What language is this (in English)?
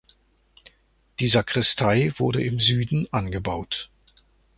German